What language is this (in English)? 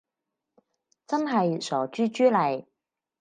Cantonese